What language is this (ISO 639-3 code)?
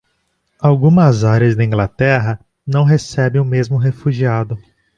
por